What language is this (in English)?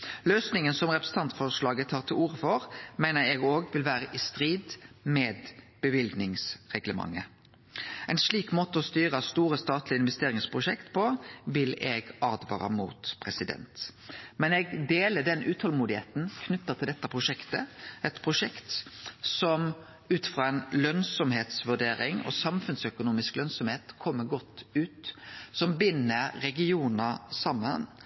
Norwegian Nynorsk